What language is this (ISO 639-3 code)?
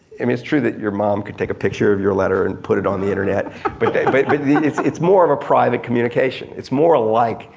eng